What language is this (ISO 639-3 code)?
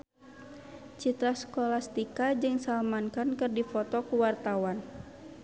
sun